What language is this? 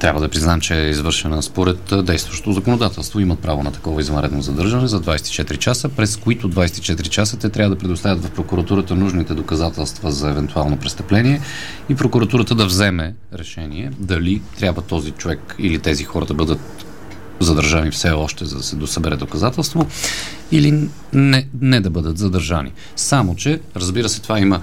Bulgarian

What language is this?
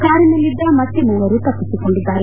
Kannada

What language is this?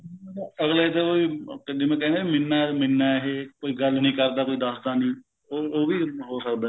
Punjabi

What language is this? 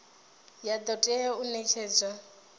Venda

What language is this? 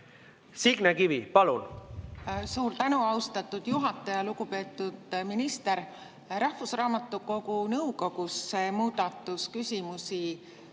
Estonian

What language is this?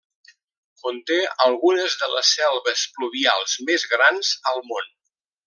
Catalan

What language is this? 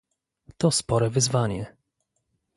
Polish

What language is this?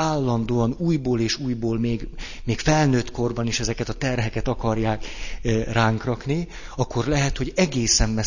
Hungarian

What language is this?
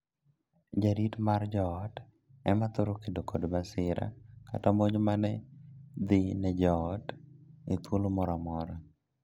Luo (Kenya and Tanzania)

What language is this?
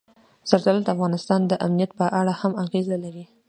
Pashto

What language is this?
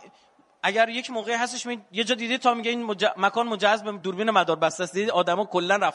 Persian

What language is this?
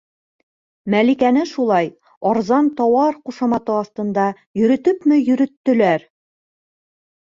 Bashkir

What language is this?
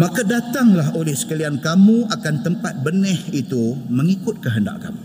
Malay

